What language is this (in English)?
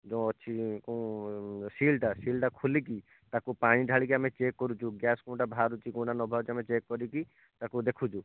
Odia